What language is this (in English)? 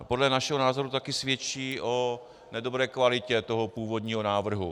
Czech